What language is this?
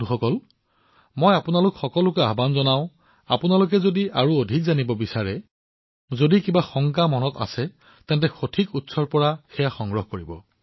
Assamese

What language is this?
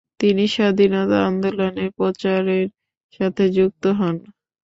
Bangla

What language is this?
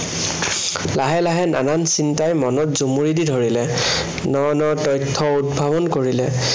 Assamese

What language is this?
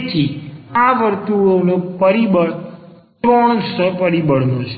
Gujarati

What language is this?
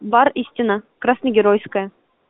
Russian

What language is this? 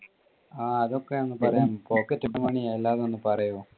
Malayalam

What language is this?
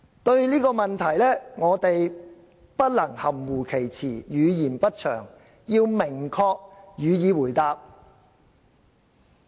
Cantonese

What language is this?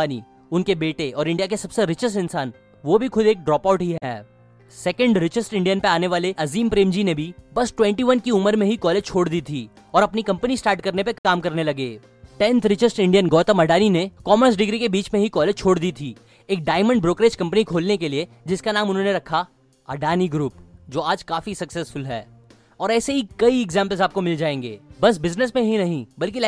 Hindi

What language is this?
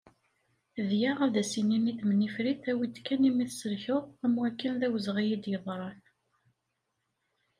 Kabyle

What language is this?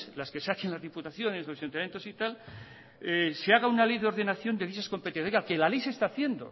Spanish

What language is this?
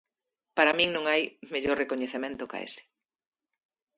Galician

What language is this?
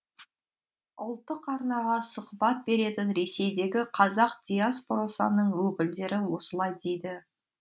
Kazakh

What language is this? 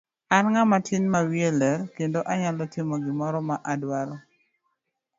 Luo (Kenya and Tanzania)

